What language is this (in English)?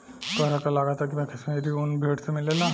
Bhojpuri